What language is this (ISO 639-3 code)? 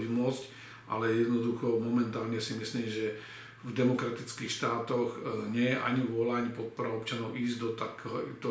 slk